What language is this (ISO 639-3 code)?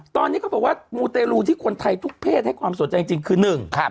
tha